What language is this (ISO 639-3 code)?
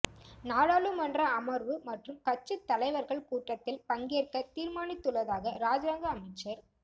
tam